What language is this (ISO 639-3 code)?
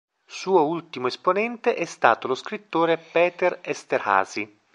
ita